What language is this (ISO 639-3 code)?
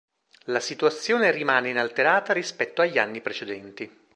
ita